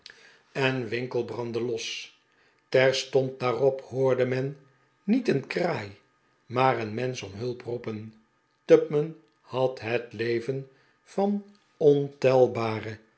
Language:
Dutch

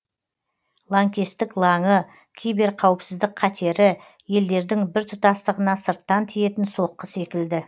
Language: Kazakh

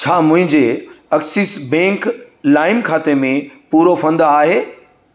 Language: Sindhi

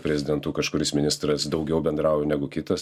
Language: Lithuanian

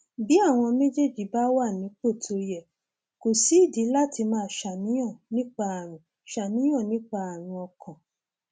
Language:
Yoruba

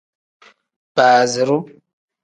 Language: Tem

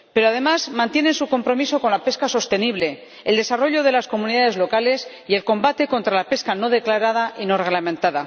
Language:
Spanish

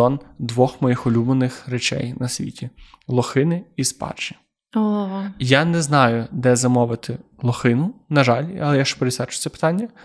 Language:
Ukrainian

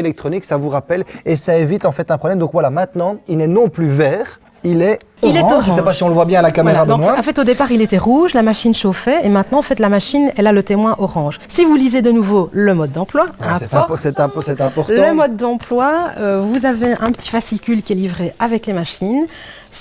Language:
French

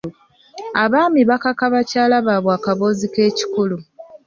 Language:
Ganda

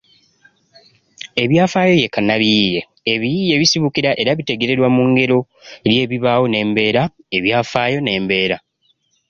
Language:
Ganda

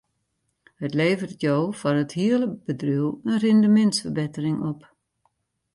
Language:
Western Frisian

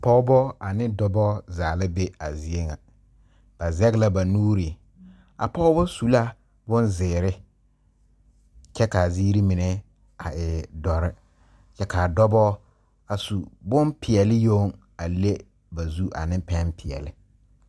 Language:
Southern Dagaare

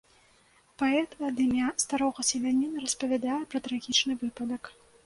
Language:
Belarusian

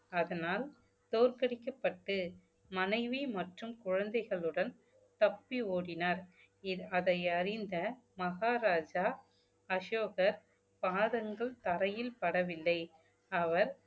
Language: Tamil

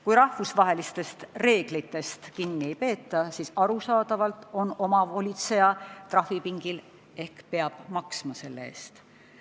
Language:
Estonian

